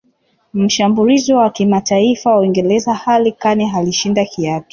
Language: Swahili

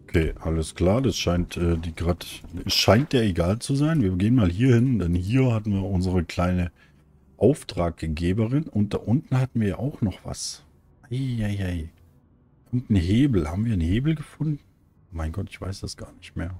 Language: German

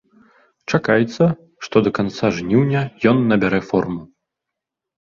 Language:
Belarusian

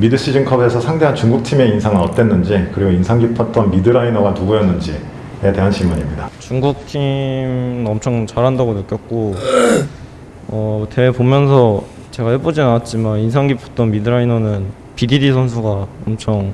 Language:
Korean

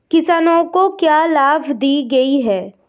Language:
Hindi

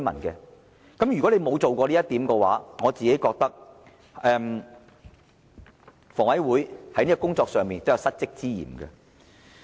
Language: Cantonese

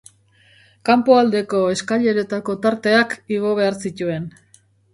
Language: Basque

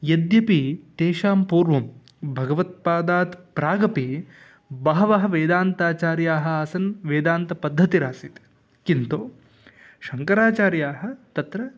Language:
Sanskrit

